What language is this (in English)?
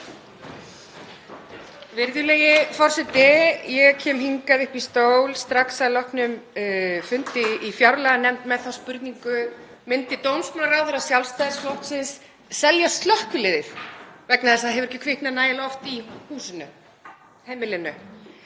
Icelandic